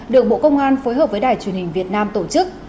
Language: Vietnamese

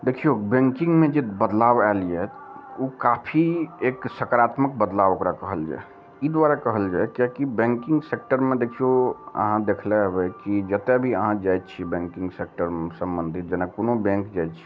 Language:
Maithili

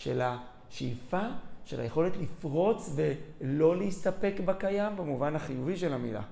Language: Hebrew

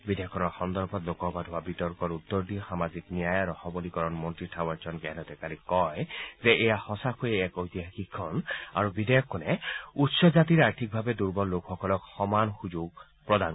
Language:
Assamese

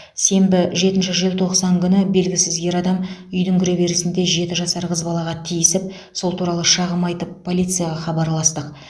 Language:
Kazakh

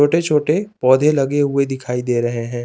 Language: Hindi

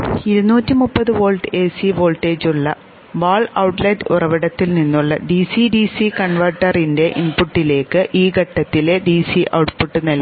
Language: Malayalam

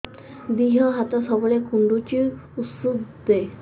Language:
Odia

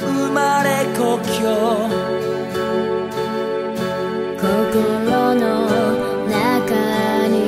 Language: Japanese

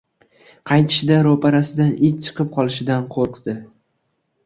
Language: Uzbek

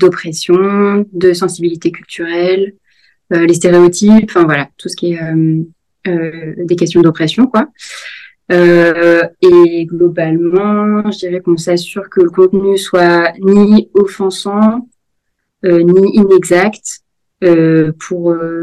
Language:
French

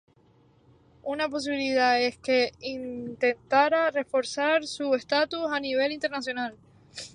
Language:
Spanish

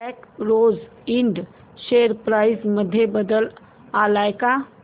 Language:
Marathi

